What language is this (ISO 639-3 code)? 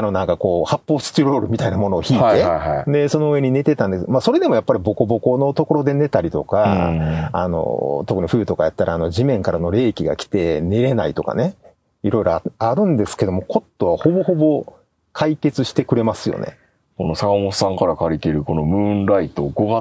jpn